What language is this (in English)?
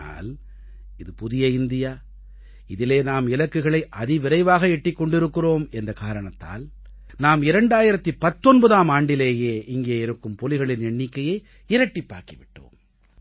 Tamil